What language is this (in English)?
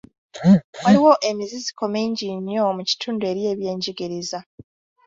Ganda